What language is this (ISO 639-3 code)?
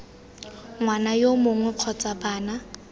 tsn